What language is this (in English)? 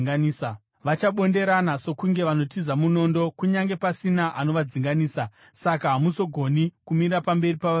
Shona